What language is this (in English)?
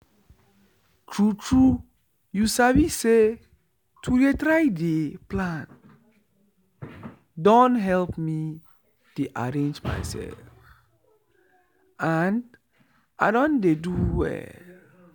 Nigerian Pidgin